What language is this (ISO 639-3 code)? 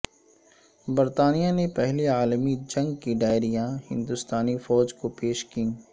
urd